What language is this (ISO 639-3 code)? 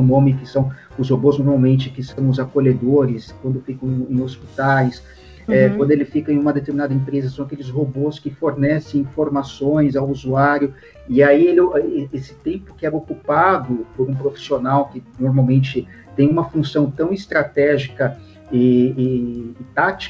por